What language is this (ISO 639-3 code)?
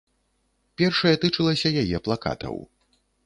bel